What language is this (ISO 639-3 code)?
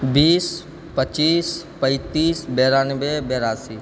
mai